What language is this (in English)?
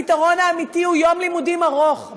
Hebrew